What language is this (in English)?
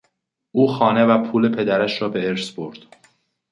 Persian